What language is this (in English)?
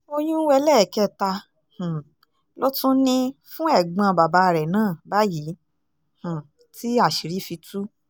Yoruba